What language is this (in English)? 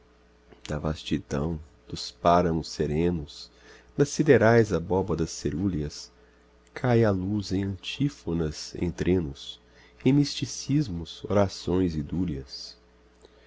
Portuguese